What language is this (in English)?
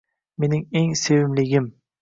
Uzbek